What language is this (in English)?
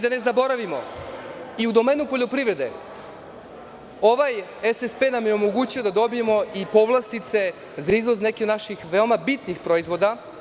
Serbian